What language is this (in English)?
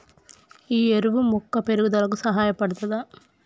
Telugu